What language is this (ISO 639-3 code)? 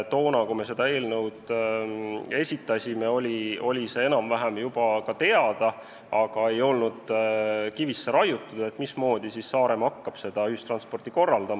est